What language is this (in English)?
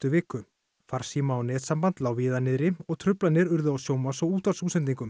Icelandic